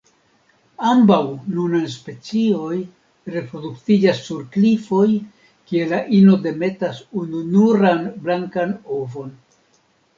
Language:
Esperanto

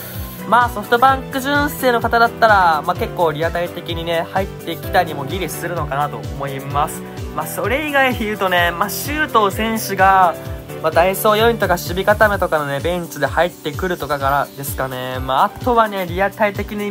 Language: Japanese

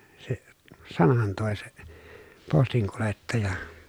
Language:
Finnish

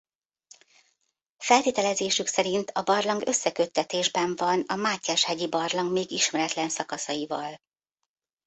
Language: Hungarian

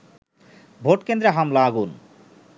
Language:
Bangla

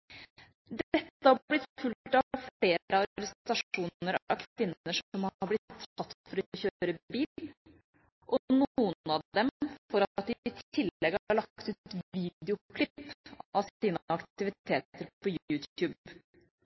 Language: Norwegian Bokmål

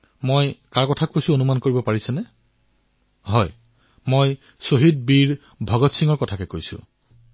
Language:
Assamese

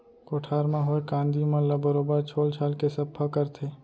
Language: Chhattisgarhi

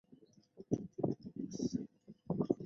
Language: Chinese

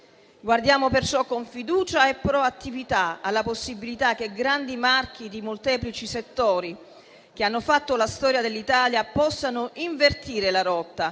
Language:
Italian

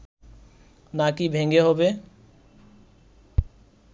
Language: Bangla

